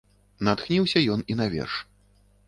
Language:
Belarusian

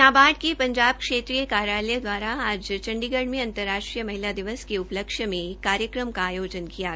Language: Hindi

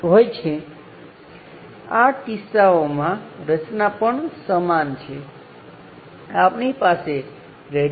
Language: Gujarati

